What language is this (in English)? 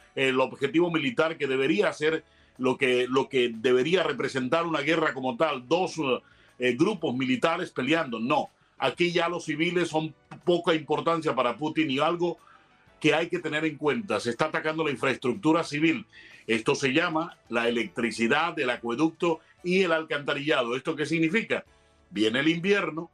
Spanish